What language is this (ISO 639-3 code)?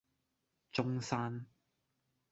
yue